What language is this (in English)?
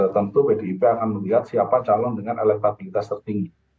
Indonesian